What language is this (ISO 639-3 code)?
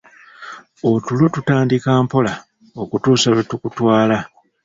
lug